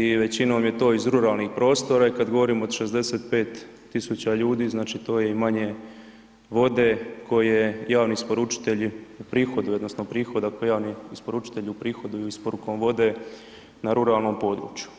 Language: Croatian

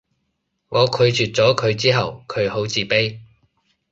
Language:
Cantonese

